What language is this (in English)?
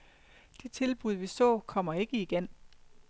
Danish